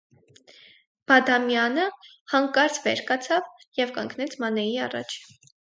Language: Armenian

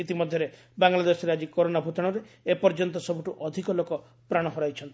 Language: Odia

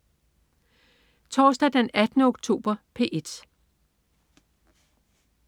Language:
Danish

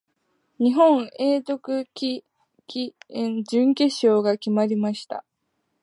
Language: Japanese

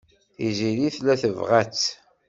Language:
Kabyle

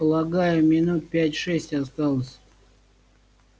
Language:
Russian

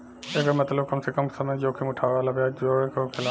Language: Bhojpuri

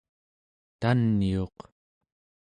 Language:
Central Yupik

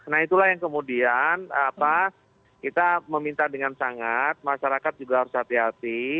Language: Indonesian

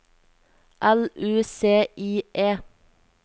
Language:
Norwegian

